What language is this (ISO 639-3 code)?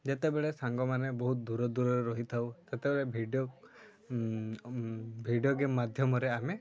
ori